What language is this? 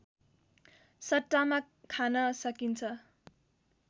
Nepali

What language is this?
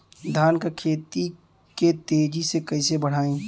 Bhojpuri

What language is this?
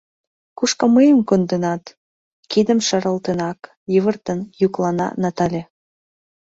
Mari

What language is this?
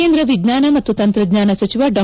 Kannada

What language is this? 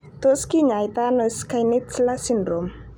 Kalenjin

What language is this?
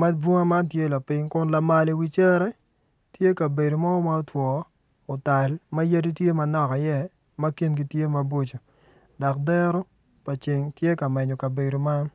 Acoli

